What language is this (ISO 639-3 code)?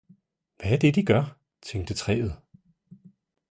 dan